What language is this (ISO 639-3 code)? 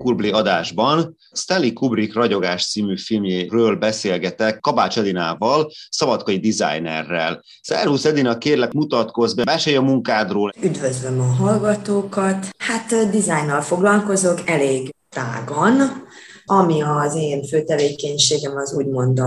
hun